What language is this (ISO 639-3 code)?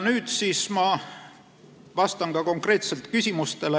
est